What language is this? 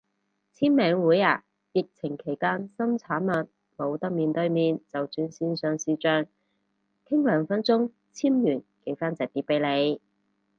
Cantonese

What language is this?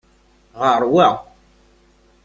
Kabyle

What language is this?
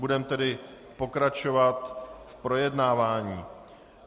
Czech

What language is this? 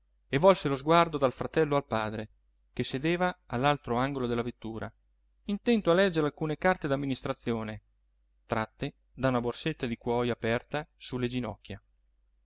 Italian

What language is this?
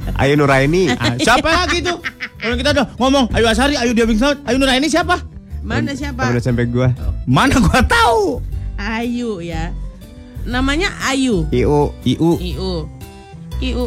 Indonesian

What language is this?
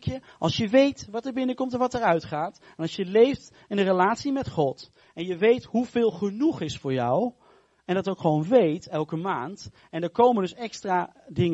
Dutch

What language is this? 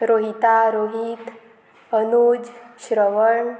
Konkani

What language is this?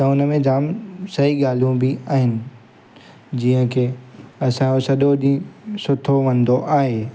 Sindhi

